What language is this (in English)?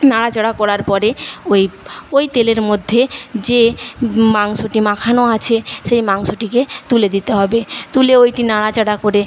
Bangla